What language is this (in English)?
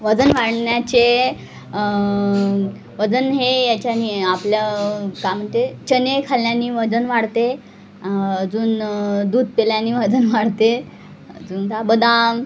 Marathi